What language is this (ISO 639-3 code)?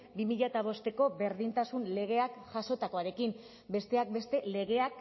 eus